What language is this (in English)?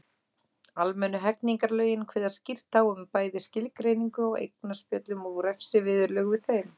Icelandic